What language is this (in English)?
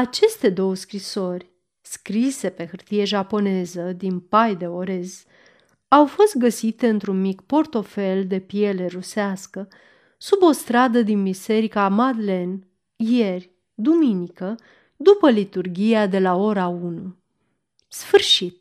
Romanian